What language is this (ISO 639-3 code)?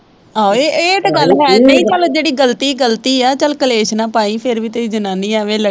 pan